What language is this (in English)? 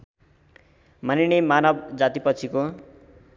Nepali